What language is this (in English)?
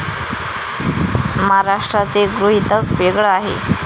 Marathi